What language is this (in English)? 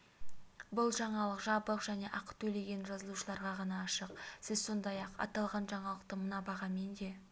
Kazakh